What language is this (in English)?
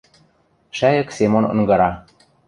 Western Mari